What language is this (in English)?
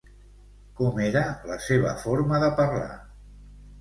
Catalan